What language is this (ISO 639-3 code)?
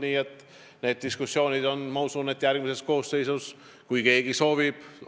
est